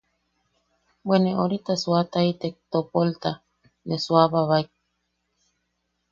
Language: Yaqui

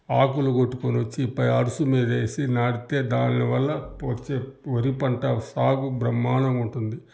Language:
Telugu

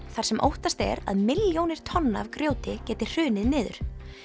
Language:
Icelandic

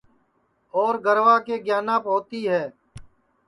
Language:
Sansi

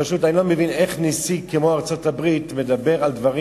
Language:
Hebrew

